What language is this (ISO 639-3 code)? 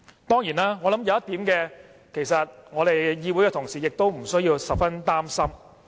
yue